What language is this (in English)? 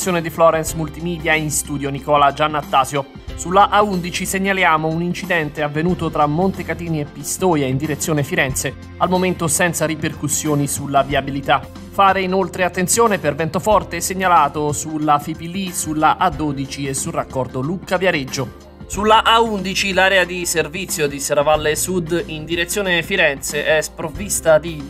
Italian